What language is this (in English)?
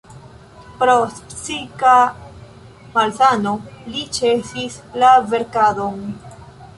Esperanto